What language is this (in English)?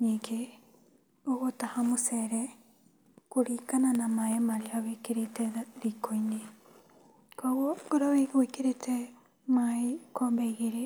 Kikuyu